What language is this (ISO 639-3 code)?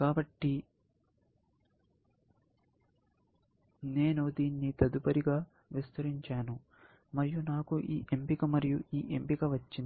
tel